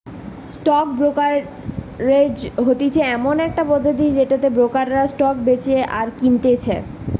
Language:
Bangla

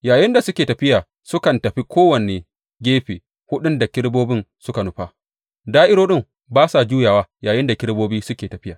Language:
Hausa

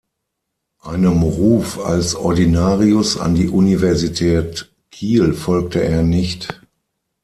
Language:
German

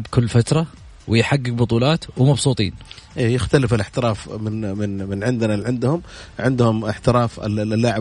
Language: Arabic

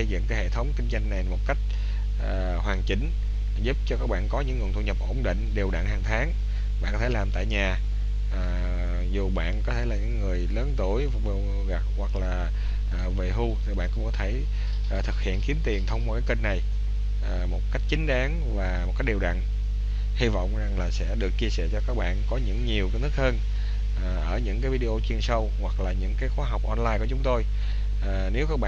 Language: Vietnamese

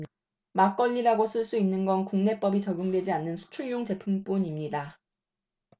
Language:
Korean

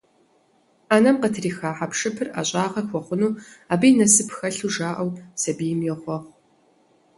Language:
Kabardian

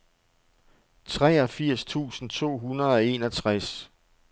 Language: Danish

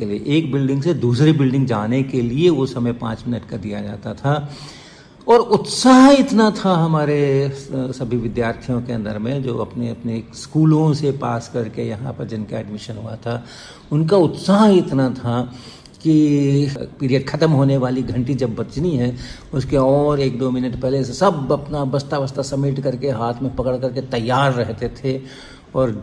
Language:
Hindi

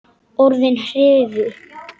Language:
Icelandic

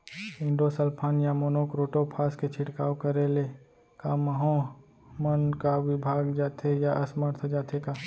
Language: Chhattisgarhi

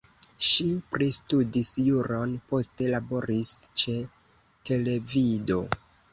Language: Esperanto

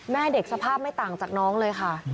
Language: Thai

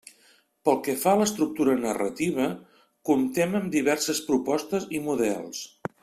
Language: Catalan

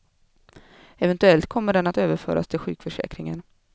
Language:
Swedish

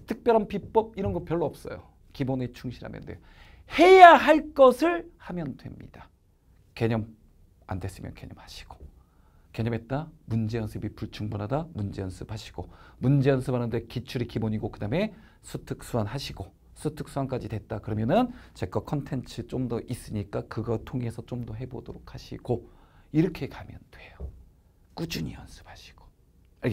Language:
Korean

